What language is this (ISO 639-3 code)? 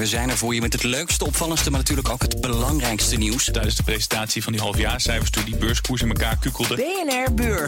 nld